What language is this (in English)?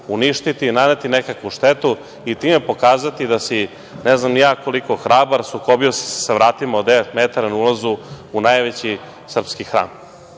Serbian